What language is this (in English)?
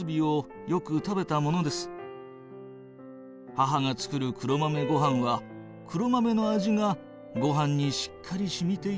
Japanese